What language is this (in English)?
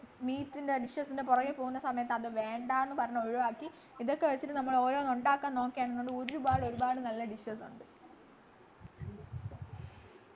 Malayalam